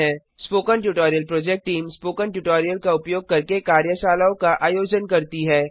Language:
Hindi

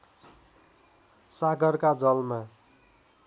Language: Nepali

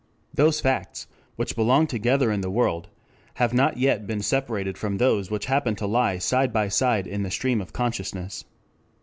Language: English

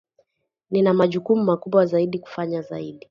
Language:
Swahili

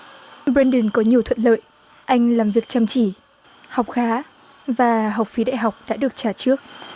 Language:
Vietnamese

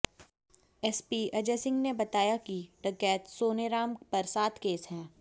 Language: Hindi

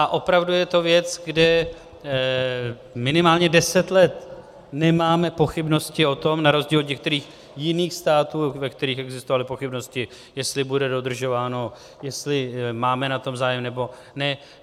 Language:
Czech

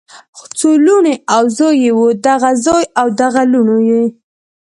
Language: Pashto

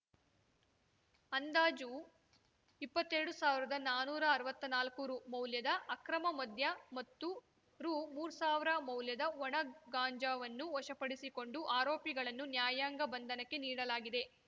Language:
Kannada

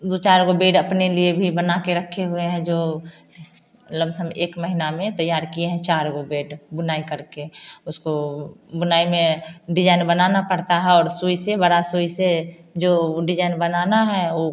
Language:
Hindi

